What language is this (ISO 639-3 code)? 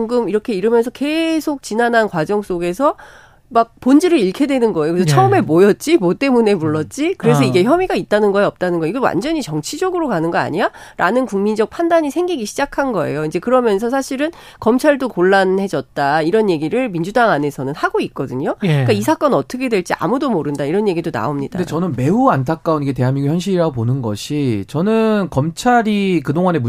kor